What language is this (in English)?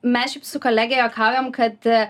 Lithuanian